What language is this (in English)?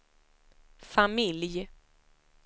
Swedish